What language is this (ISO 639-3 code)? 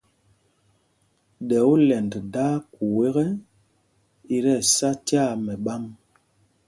mgg